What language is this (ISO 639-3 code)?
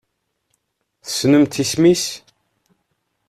kab